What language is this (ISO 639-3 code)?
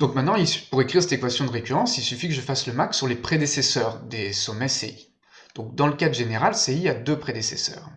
fra